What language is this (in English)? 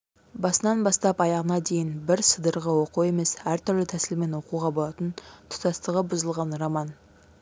Kazakh